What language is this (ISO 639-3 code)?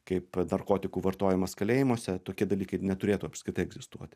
lit